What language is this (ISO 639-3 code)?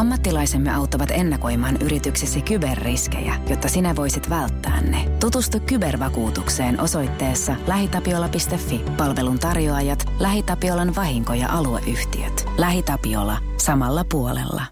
fin